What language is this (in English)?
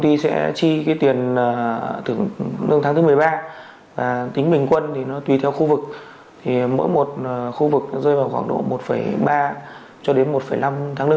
Vietnamese